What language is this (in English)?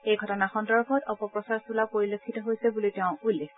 Assamese